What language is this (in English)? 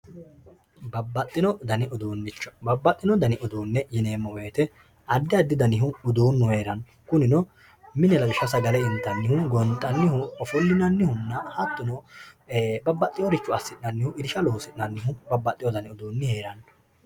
Sidamo